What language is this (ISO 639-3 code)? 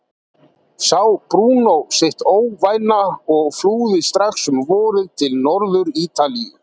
isl